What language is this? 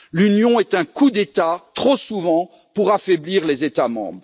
French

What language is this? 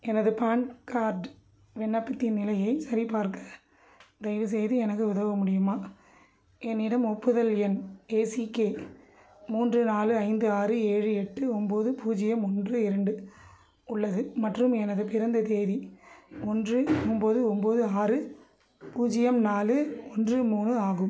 Tamil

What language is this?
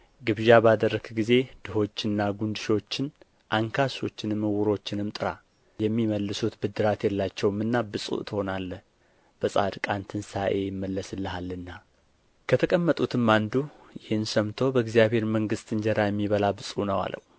Amharic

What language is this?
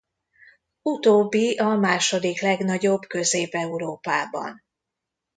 Hungarian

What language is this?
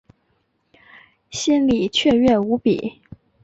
Chinese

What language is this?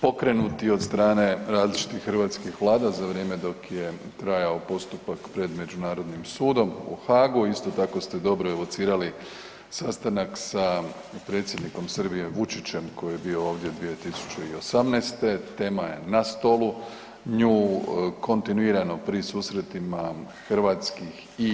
Croatian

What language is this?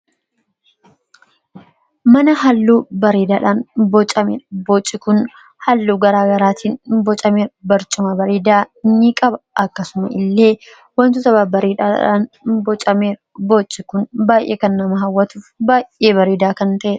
Oromo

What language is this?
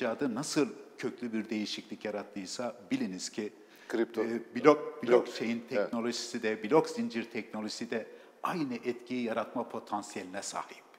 Turkish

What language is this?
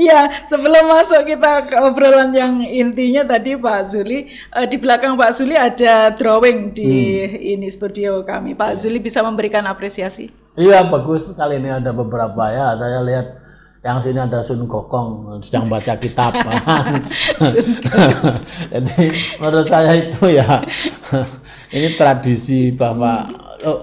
Indonesian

